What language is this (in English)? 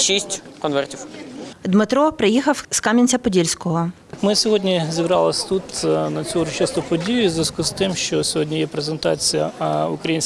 Ukrainian